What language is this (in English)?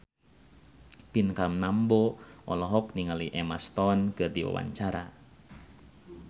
Sundanese